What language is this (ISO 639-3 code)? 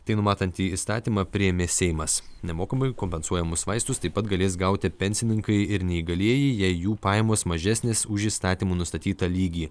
lit